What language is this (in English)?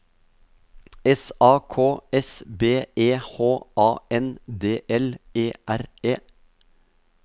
Norwegian